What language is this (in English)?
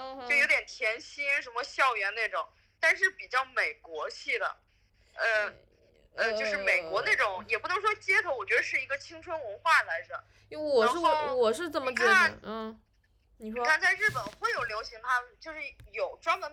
Chinese